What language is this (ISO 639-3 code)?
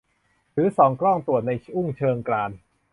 tha